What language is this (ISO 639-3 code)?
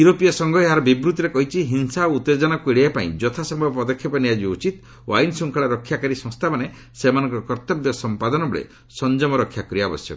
ori